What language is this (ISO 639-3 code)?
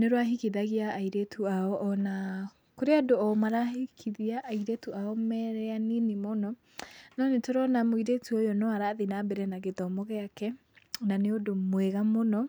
kik